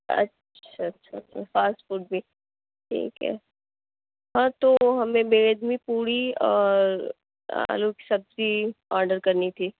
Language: Urdu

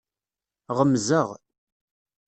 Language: Kabyle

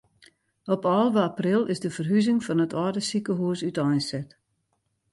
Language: Western Frisian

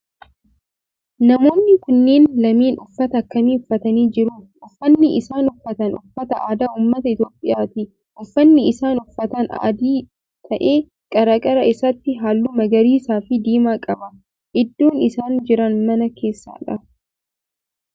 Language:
Oromo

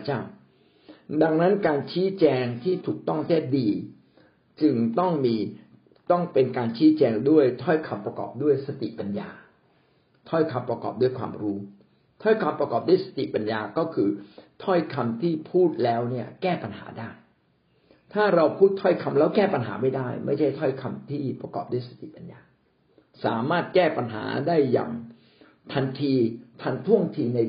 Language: Thai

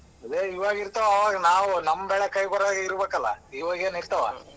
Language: Kannada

